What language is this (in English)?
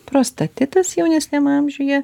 Lithuanian